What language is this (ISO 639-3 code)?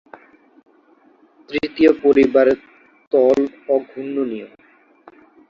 ben